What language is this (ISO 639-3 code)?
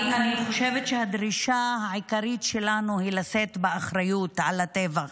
heb